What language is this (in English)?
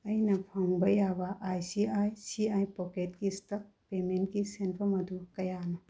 Manipuri